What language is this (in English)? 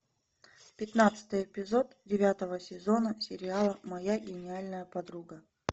Russian